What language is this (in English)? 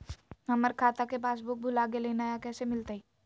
Magahi